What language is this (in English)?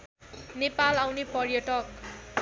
Nepali